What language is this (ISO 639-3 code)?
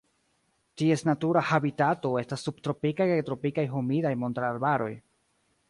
epo